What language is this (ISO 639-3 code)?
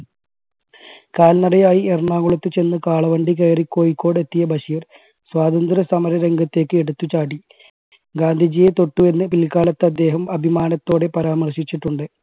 mal